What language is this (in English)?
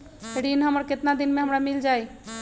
Magahi